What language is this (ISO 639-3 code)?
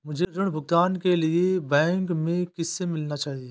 hin